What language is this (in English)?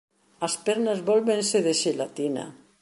Galician